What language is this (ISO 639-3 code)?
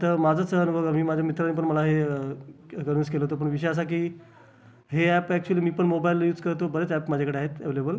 mar